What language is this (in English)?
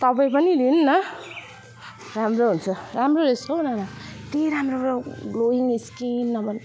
Nepali